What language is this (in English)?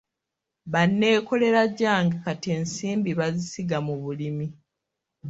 Ganda